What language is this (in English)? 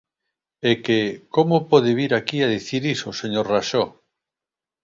Galician